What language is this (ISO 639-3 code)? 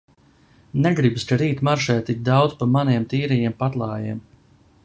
lav